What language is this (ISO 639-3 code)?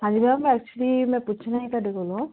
pan